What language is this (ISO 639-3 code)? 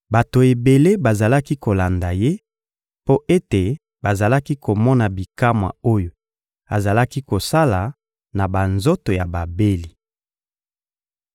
lin